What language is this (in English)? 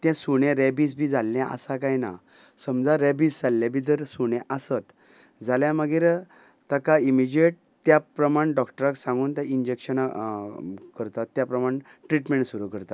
Konkani